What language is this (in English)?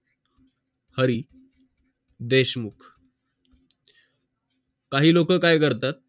Marathi